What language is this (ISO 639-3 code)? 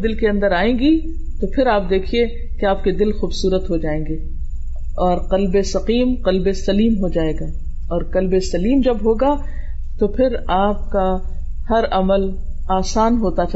urd